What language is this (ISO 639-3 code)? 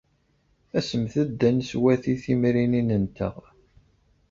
kab